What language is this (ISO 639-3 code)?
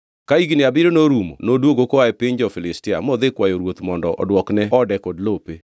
luo